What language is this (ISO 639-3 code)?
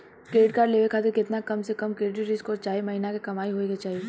bho